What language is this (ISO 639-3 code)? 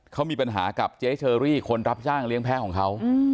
tha